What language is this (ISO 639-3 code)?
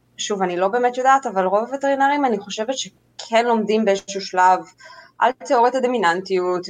heb